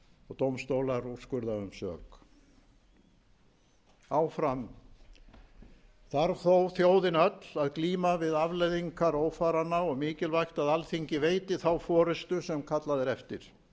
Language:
Icelandic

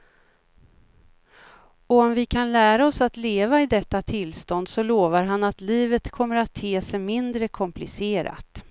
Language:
Swedish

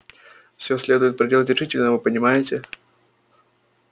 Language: Russian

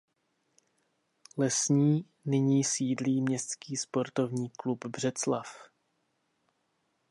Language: Czech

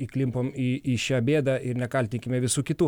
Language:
Lithuanian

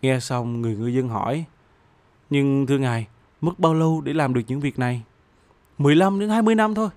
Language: Vietnamese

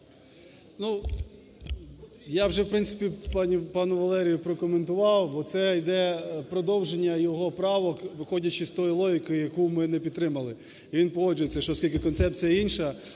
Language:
Ukrainian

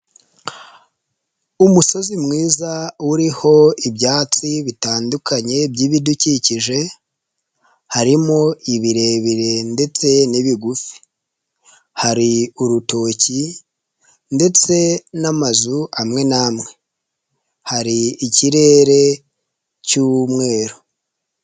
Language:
Kinyarwanda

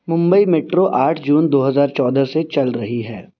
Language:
Urdu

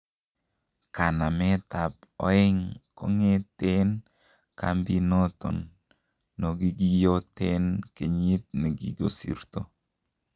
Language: Kalenjin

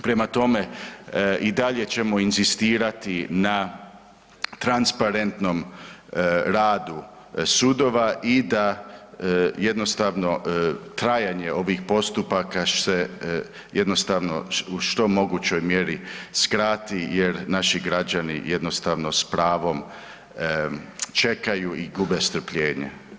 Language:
Croatian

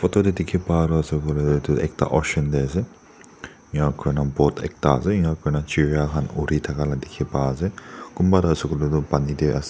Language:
Naga Pidgin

